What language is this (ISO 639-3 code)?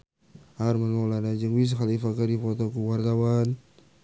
sun